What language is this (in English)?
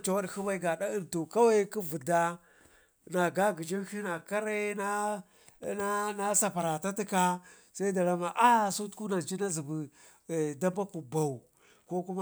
Ngizim